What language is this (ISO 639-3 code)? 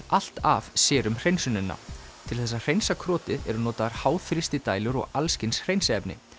isl